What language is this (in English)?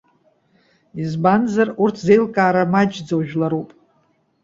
Abkhazian